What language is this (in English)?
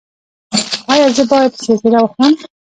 Pashto